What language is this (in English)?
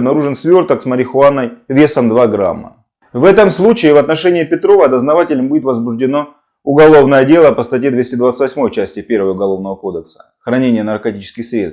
Russian